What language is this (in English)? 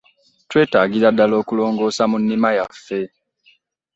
Ganda